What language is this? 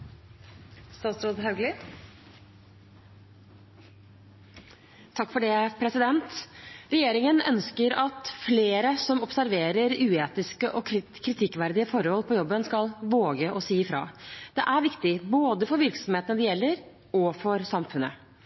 Norwegian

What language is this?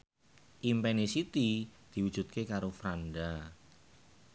Javanese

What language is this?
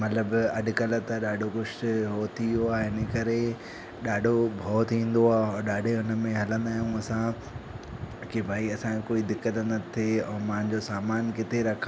Sindhi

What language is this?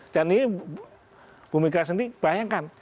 Indonesian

